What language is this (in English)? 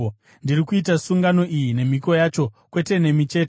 Shona